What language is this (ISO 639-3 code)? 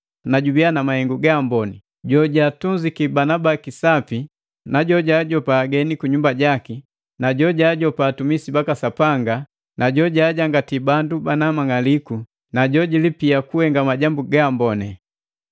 mgv